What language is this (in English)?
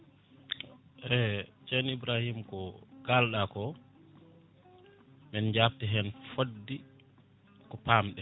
Fula